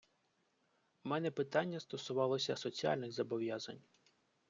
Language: Ukrainian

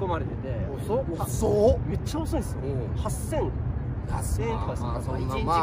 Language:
Japanese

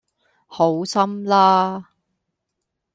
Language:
Cantonese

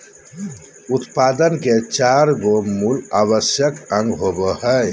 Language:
Magahi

